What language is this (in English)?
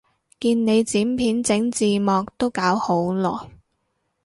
Cantonese